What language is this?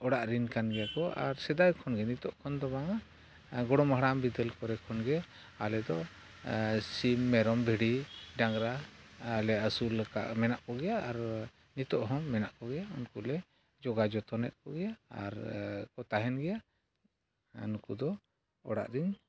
Santali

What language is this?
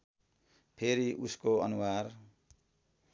Nepali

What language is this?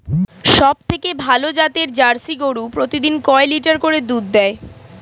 Bangla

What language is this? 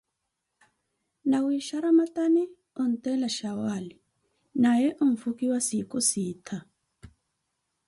Koti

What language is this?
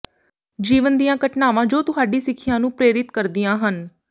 Punjabi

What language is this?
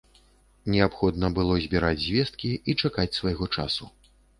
Belarusian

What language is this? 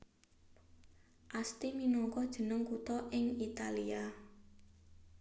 Javanese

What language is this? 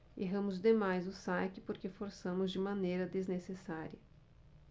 Portuguese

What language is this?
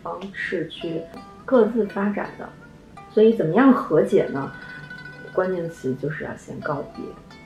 Chinese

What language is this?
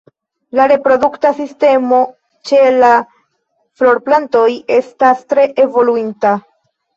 Esperanto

